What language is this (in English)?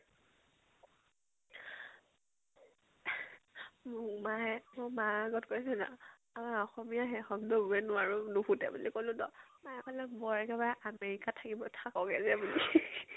Assamese